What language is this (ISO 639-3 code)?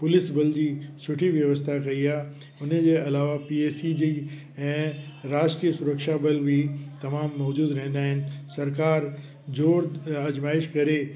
snd